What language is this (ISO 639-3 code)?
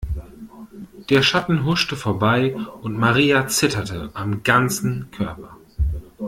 deu